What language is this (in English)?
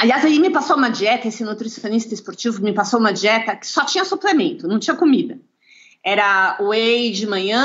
Portuguese